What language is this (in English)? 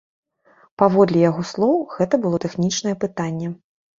Belarusian